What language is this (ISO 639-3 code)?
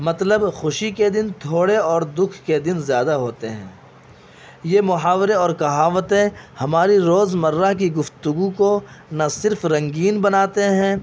urd